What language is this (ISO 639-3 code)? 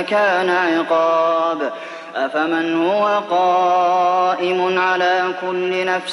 ara